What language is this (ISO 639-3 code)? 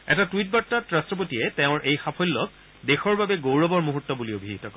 asm